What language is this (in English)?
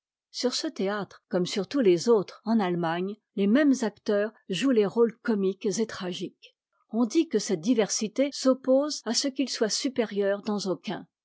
French